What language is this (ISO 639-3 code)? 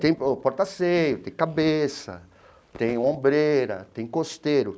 por